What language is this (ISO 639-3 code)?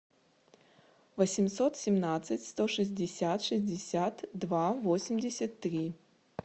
rus